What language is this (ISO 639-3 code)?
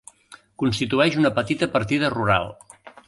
cat